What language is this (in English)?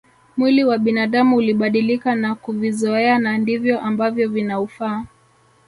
Swahili